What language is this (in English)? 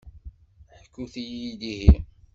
Kabyle